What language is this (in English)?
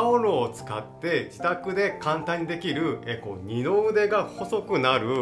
Japanese